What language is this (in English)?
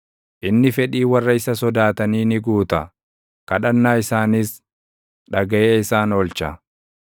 Oromo